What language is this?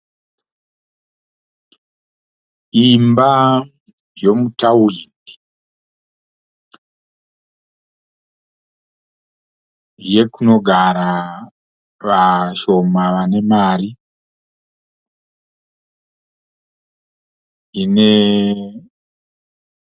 Shona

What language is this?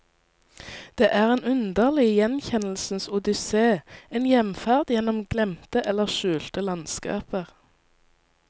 Norwegian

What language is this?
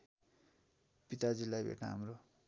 Nepali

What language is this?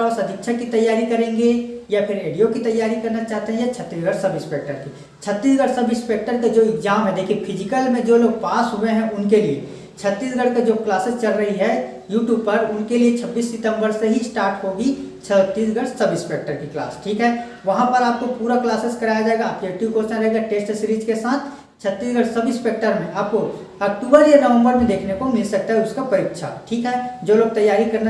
Hindi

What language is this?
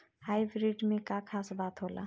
Bhojpuri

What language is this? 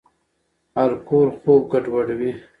Pashto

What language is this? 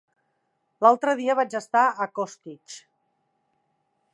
Catalan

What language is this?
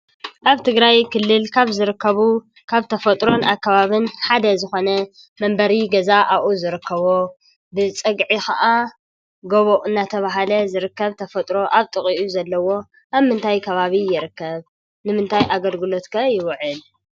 Tigrinya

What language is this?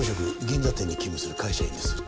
Japanese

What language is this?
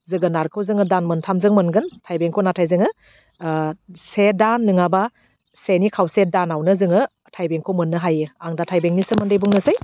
Bodo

